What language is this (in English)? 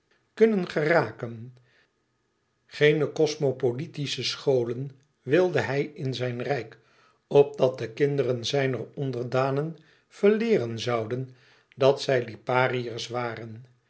Dutch